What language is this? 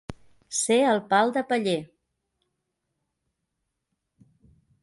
Catalan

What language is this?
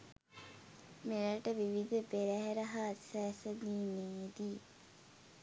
Sinhala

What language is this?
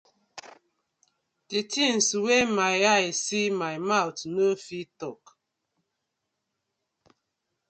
Nigerian Pidgin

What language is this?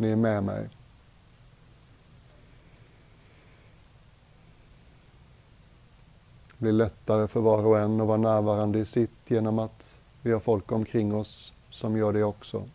Swedish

